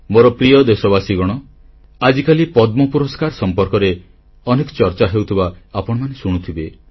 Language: Odia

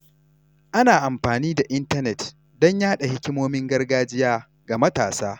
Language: Hausa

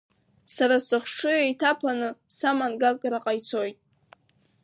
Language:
Abkhazian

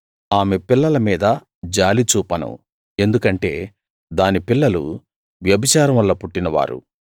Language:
Telugu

